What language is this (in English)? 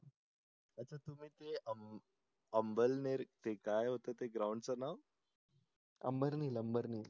Marathi